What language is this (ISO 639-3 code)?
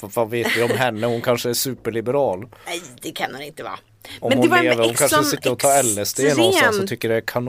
swe